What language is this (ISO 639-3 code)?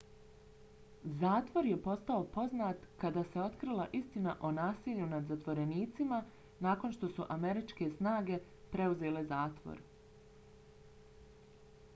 bos